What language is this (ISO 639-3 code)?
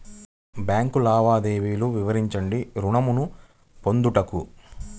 tel